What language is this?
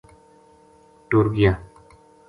Gujari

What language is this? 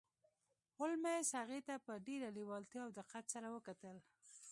Pashto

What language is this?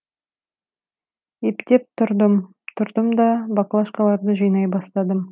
Kazakh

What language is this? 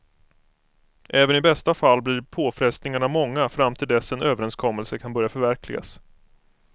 Swedish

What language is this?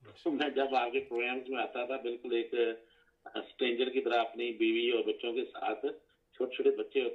Urdu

